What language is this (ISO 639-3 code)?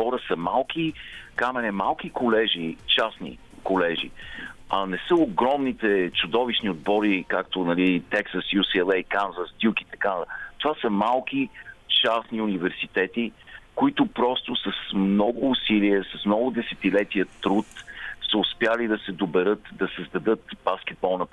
bul